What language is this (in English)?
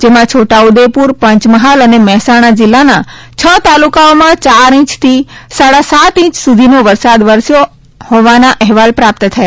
Gujarati